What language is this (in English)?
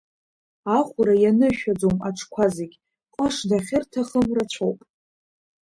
Abkhazian